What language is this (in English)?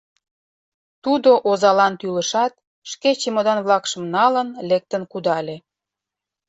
Mari